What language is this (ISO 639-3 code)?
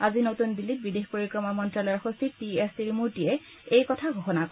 asm